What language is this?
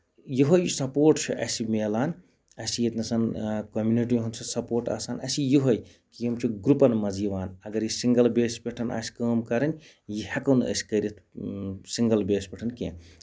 Kashmiri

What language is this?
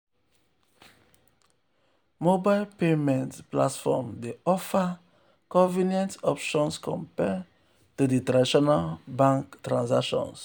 Nigerian Pidgin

